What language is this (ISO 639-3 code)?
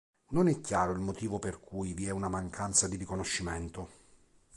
ita